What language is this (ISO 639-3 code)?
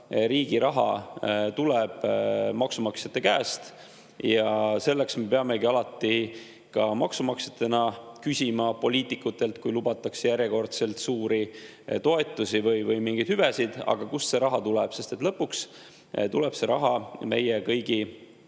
est